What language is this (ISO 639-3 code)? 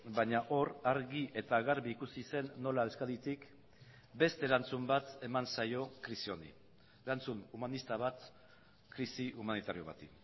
eus